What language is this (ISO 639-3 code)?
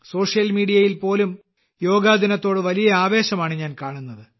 mal